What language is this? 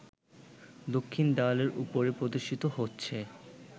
Bangla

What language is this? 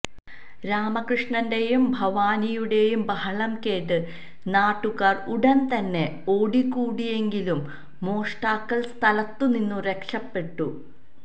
Malayalam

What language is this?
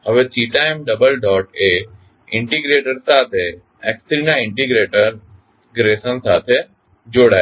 Gujarati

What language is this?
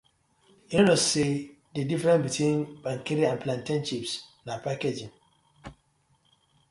Nigerian Pidgin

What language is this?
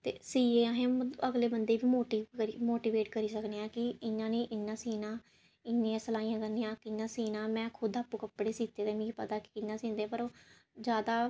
Dogri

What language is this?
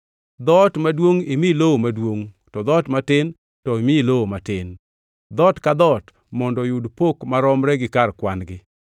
Luo (Kenya and Tanzania)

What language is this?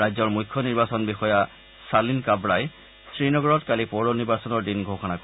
Assamese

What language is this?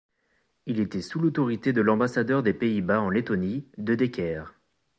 French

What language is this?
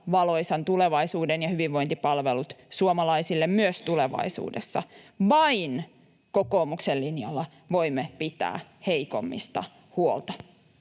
Finnish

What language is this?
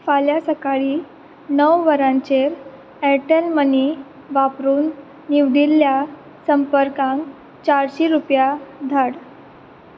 Konkani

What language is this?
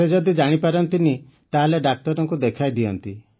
Odia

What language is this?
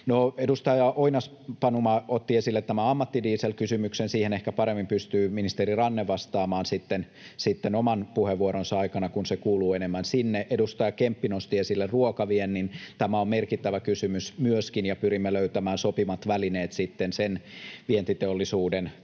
Finnish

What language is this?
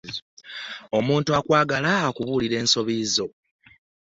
Ganda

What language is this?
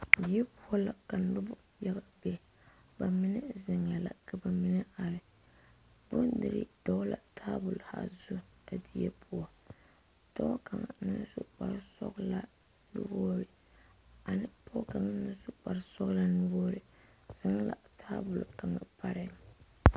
Southern Dagaare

